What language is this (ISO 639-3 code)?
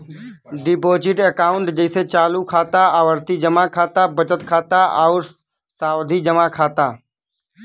bho